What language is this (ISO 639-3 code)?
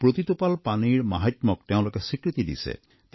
asm